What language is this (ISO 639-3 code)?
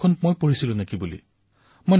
asm